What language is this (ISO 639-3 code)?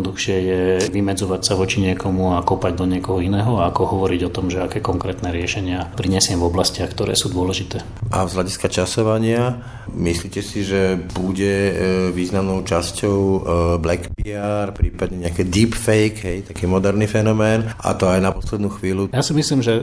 slk